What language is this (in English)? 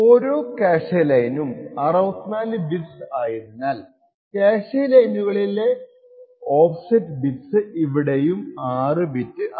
Malayalam